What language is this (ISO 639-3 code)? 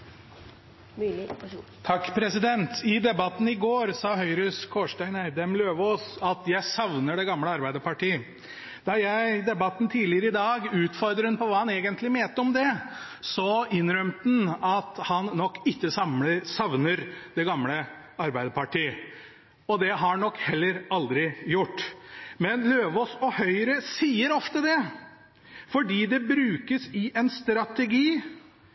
nob